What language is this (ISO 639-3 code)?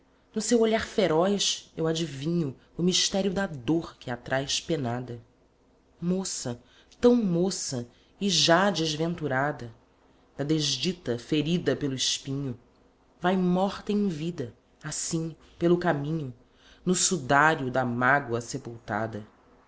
por